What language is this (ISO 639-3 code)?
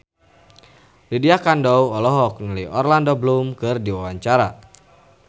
sun